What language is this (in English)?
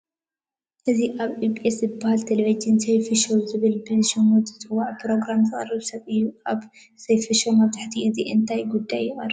Tigrinya